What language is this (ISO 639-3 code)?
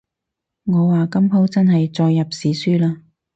yue